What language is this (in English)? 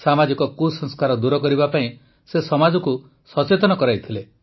Odia